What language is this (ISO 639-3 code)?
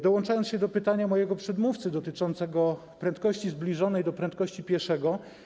pol